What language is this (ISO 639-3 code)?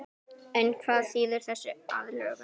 isl